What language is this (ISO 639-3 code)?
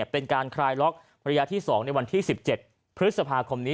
tha